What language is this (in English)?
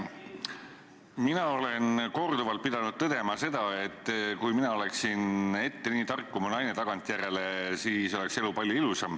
Estonian